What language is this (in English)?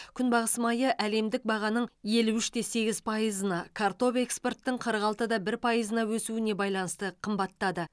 Kazakh